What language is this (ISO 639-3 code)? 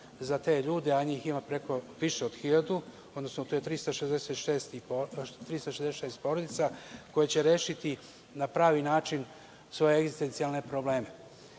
srp